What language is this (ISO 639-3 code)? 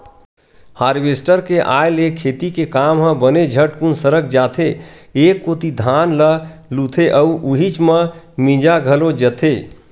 hne